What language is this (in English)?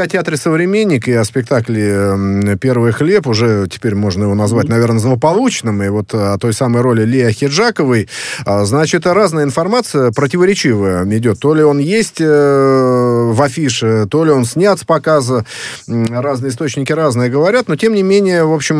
Russian